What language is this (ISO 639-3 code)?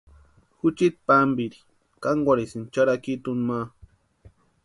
pua